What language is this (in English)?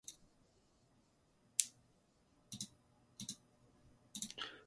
Japanese